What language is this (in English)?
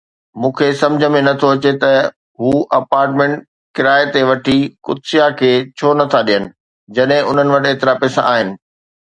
Sindhi